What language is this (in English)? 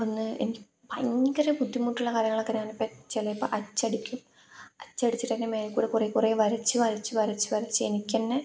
Malayalam